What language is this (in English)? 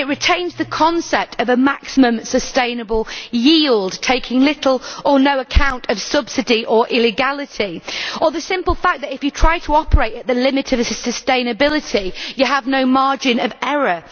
English